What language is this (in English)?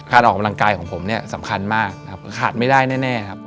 Thai